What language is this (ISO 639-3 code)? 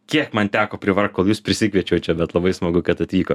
lit